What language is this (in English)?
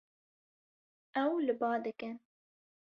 Kurdish